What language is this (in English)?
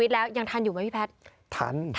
Thai